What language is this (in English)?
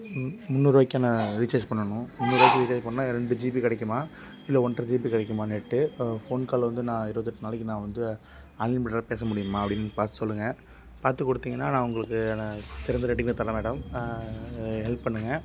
Tamil